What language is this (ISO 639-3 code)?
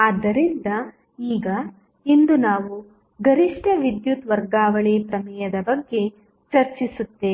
kan